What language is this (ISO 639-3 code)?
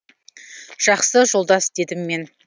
kaz